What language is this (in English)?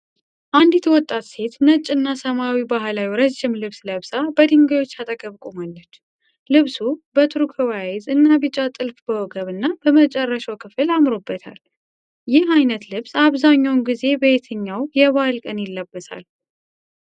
Amharic